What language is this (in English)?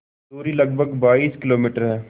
Hindi